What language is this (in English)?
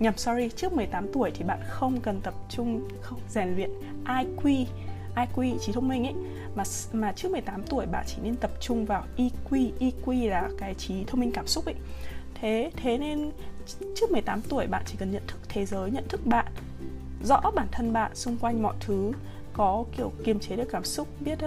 Vietnamese